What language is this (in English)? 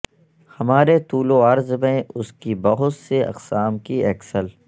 Urdu